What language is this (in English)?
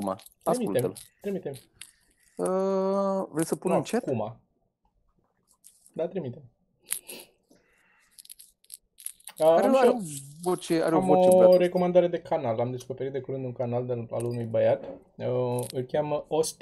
Romanian